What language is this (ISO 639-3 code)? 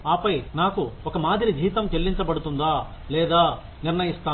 tel